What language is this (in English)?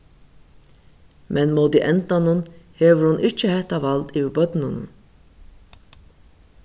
Faroese